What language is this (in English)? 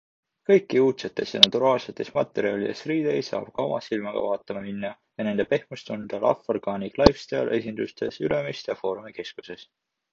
Estonian